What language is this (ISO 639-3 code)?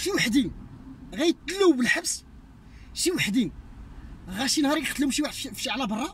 ara